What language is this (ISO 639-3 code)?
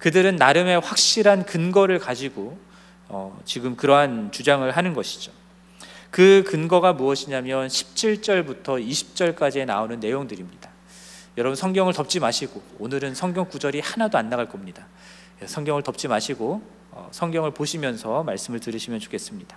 kor